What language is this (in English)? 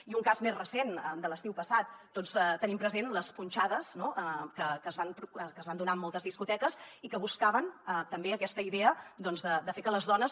Catalan